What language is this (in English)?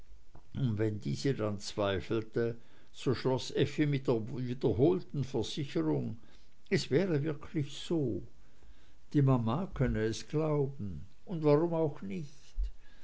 German